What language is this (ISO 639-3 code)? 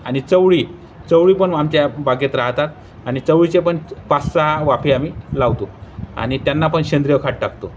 mar